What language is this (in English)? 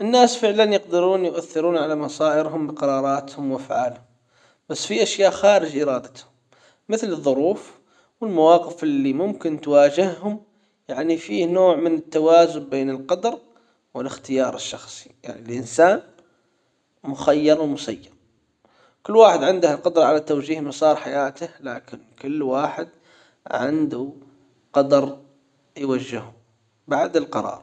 Hijazi Arabic